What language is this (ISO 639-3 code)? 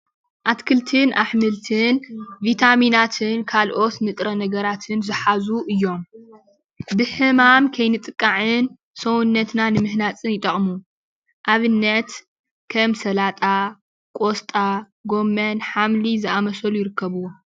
tir